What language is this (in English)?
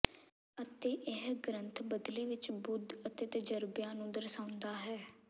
Punjabi